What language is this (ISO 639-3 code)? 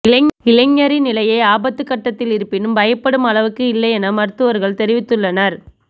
tam